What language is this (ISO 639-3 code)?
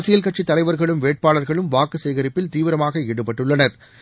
tam